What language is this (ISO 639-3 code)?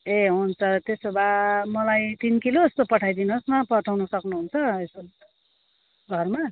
nep